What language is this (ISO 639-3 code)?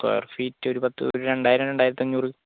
mal